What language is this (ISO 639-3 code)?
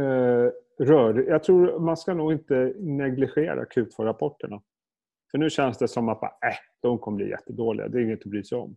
swe